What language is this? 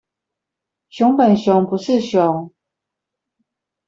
Chinese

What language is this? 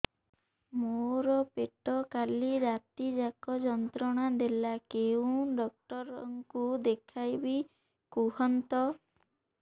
Odia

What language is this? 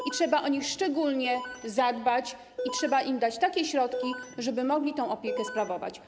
Polish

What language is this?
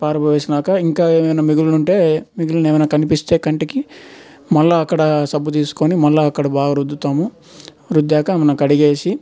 Telugu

